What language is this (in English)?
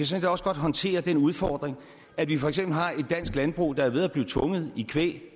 Danish